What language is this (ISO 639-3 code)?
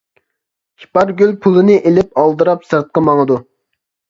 uig